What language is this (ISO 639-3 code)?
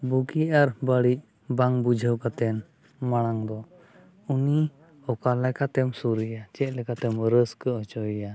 sat